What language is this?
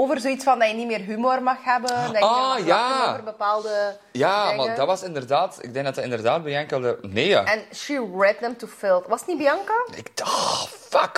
Dutch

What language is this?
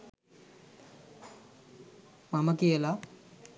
Sinhala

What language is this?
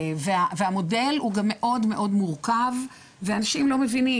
Hebrew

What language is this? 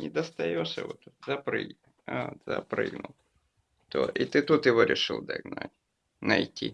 Russian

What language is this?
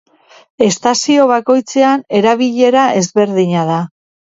Basque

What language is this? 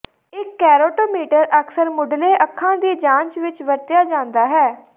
Punjabi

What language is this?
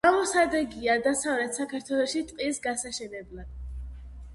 Georgian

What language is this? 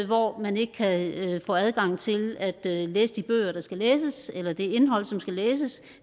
Danish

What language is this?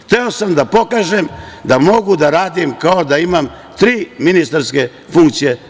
Serbian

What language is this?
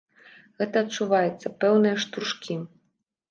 Belarusian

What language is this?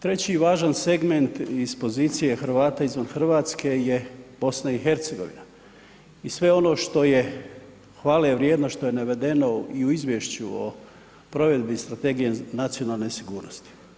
Croatian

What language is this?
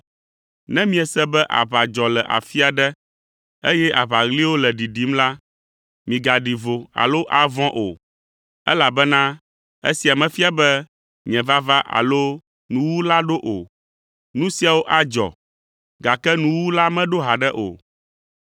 Ewe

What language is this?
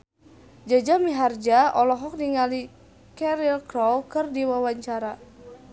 Sundanese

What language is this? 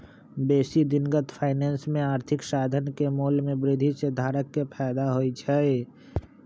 Magahi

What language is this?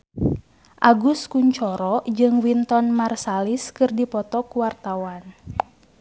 Sundanese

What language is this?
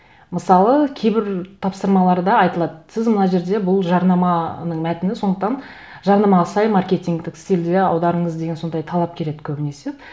Kazakh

